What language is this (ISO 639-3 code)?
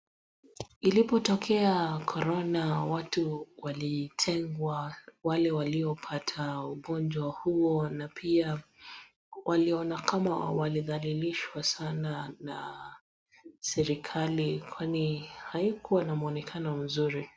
swa